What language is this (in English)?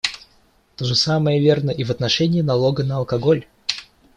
Russian